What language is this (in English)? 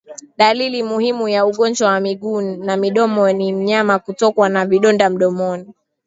Swahili